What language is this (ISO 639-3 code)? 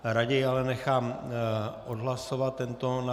ces